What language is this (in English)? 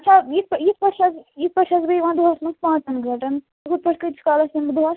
Kashmiri